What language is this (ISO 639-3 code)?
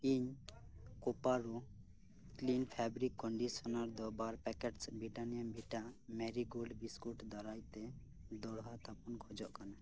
sat